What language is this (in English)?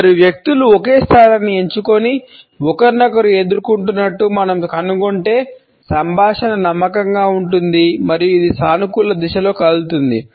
Telugu